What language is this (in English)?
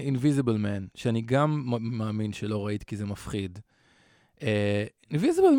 Hebrew